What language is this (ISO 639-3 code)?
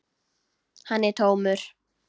isl